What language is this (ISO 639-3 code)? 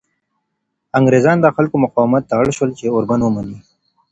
pus